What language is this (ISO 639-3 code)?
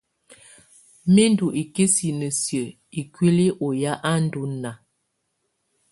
tvu